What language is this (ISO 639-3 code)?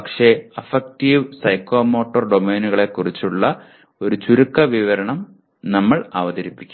mal